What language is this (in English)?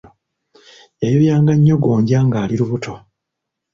Ganda